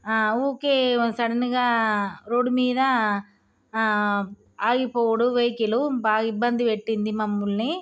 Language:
Telugu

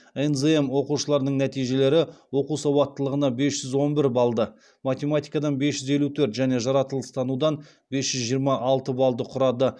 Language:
Kazakh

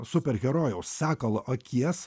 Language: Lithuanian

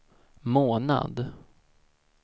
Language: Swedish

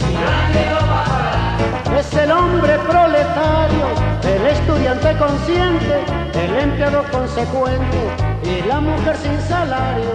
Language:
Spanish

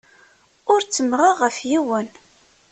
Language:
Kabyle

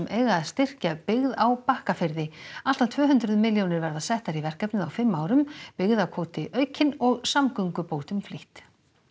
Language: Icelandic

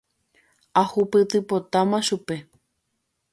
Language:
Guarani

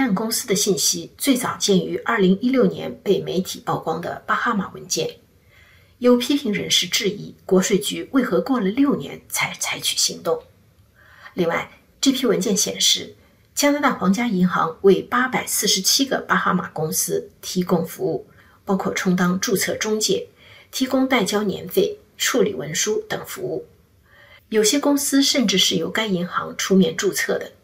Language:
Chinese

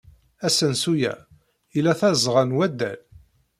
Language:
Kabyle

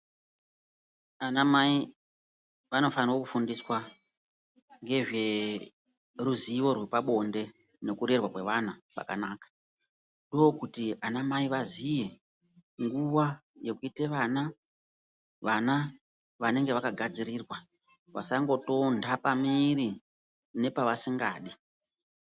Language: Ndau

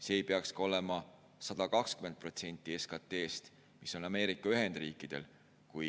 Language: Estonian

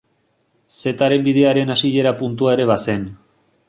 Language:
Basque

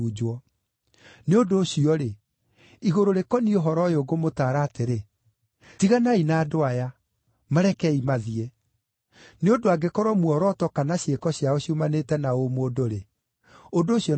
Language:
Kikuyu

